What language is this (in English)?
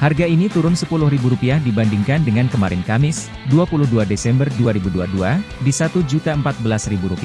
Indonesian